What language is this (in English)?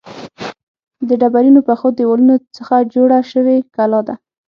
Pashto